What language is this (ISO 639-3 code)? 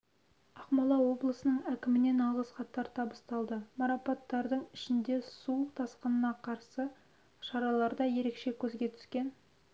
kaz